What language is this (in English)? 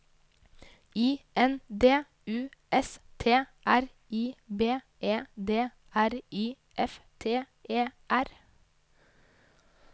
Norwegian